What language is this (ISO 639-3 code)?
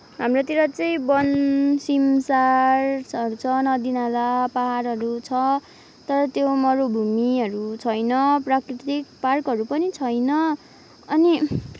nep